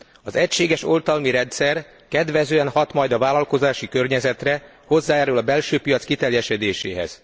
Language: Hungarian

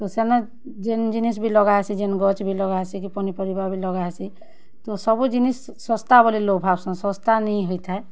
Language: Odia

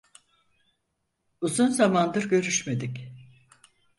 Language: Turkish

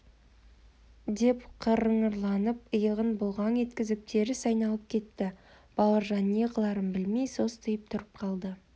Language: Kazakh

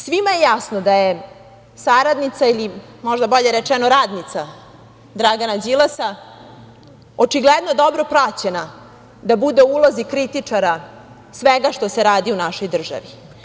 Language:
Serbian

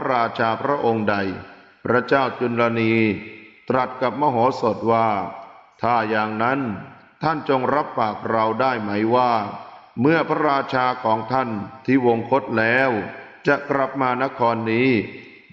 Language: Thai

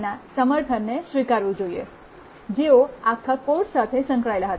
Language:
Gujarati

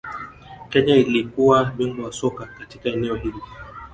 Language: Swahili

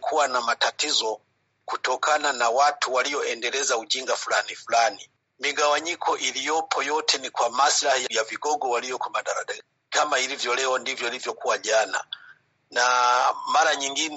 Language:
Swahili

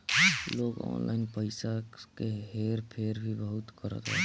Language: Bhojpuri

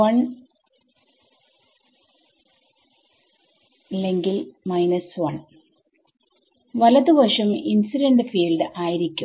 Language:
Malayalam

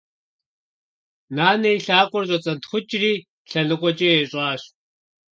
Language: Kabardian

